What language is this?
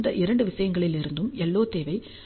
Tamil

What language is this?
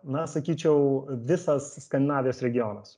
Lithuanian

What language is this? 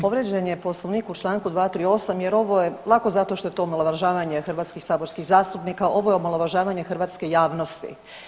Croatian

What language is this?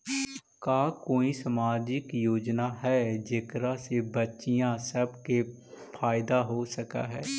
Magahi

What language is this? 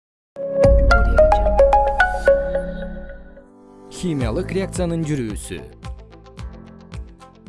Kyrgyz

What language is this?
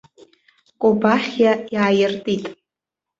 Abkhazian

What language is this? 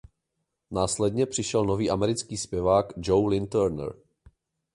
Czech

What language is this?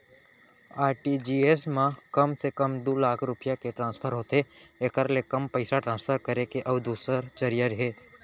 Chhattisgarhi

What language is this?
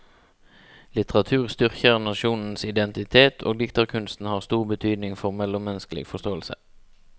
Norwegian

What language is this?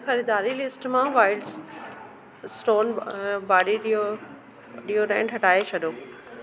Sindhi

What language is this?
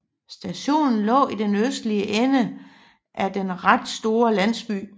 Danish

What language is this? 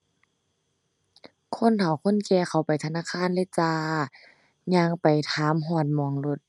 Thai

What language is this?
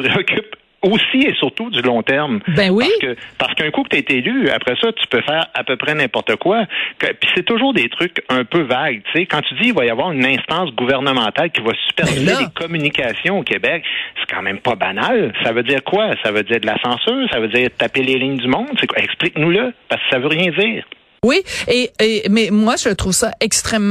French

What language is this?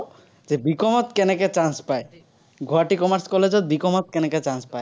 Assamese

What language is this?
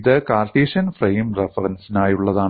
Malayalam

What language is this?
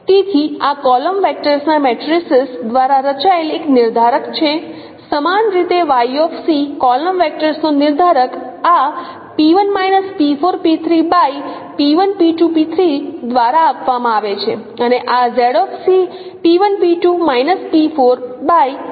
Gujarati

